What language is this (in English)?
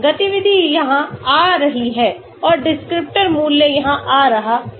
Hindi